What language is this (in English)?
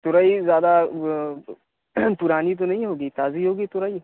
Urdu